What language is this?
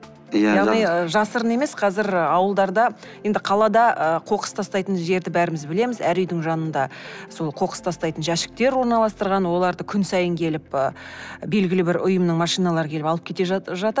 Kazakh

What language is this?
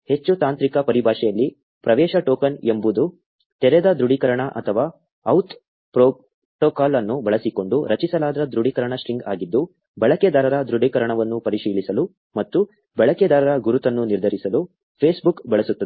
Kannada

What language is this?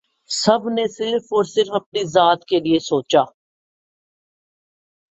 Urdu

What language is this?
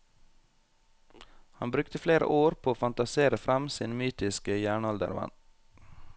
Norwegian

